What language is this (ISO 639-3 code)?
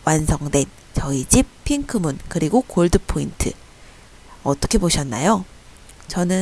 kor